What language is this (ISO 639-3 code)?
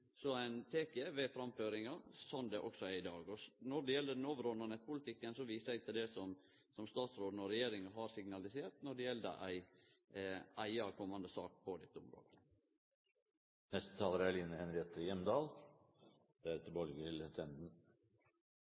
nno